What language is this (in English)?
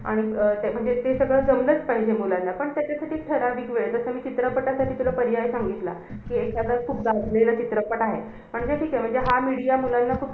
Marathi